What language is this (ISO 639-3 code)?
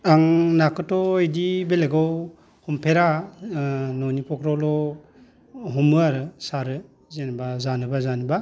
brx